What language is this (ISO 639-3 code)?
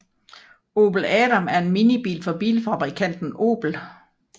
dan